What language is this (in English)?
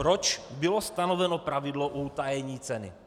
Czech